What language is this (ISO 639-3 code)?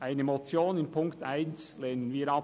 gsw